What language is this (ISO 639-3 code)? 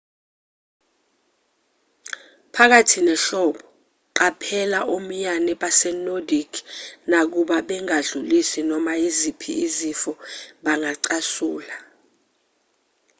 zul